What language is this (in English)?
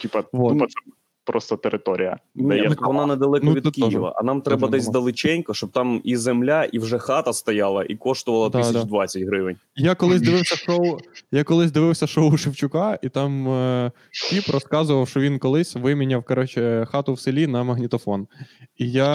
Ukrainian